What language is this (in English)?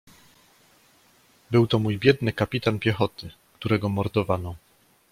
Polish